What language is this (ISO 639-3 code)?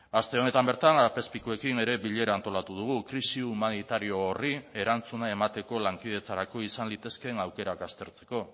eus